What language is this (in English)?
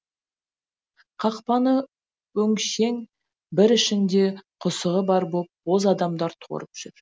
Kazakh